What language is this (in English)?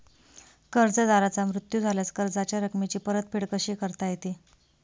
Marathi